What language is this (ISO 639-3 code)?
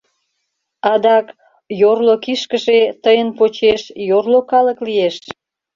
chm